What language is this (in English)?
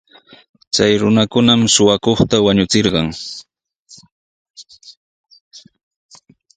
Sihuas Ancash Quechua